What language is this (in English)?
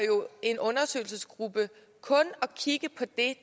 Danish